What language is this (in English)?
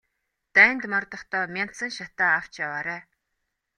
Mongolian